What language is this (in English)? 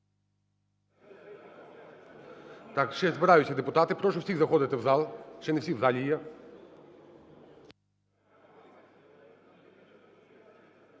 Ukrainian